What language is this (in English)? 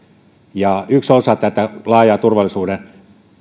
Finnish